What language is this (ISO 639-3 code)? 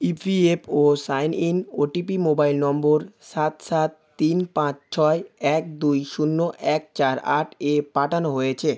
ben